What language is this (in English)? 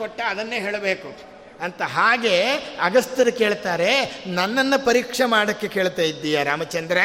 Kannada